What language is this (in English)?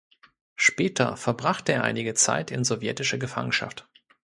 German